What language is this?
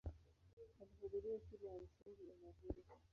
Swahili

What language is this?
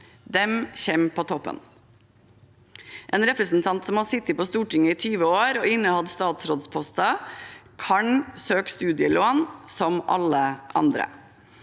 Norwegian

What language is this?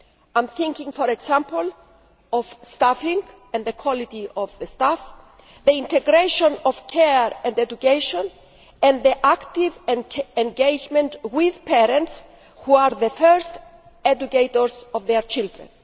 English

